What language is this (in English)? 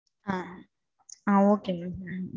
Tamil